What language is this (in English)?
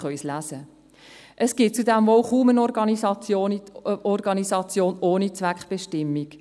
Swiss German